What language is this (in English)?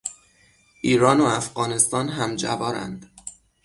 Persian